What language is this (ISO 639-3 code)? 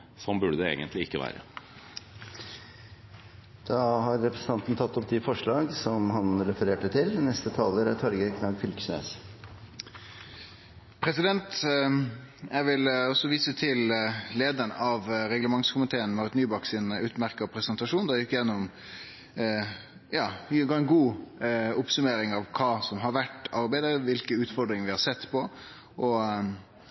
nor